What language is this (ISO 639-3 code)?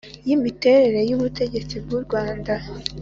kin